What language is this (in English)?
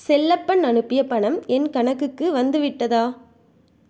Tamil